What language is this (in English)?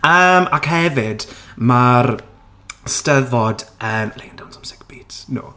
Welsh